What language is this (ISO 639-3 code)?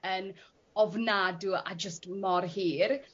cym